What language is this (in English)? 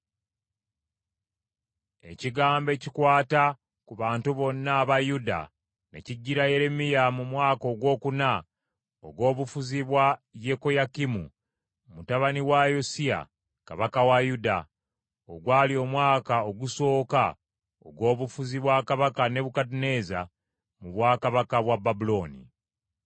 Ganda